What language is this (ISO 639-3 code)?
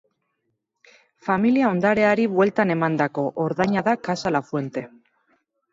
eus